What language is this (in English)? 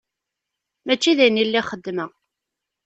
Kabyle